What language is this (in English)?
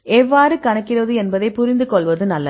Tamil